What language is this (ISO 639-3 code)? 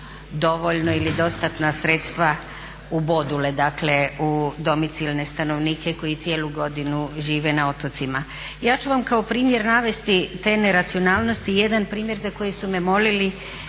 hrv